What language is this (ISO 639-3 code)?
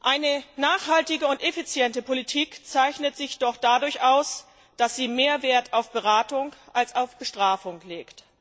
deu